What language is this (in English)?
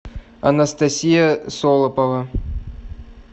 Russian